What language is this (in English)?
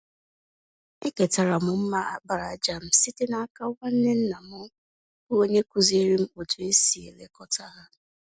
Igbo